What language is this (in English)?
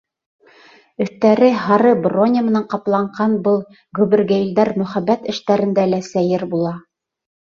Bashkir